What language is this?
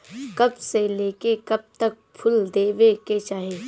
Bhojpuri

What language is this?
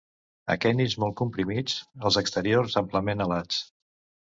Catalan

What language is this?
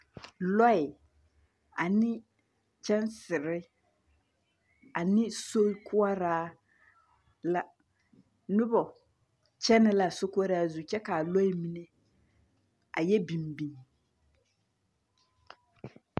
Southern Dagaare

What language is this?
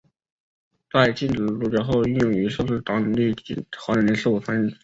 Chinese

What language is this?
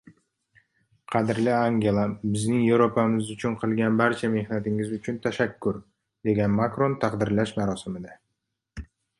Uzbek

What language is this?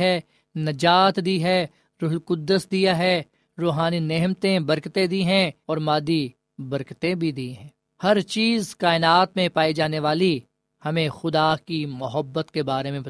Urdu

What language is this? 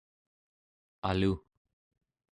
Central Yupik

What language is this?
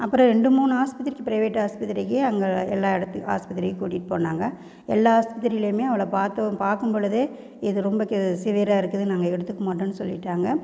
Tamil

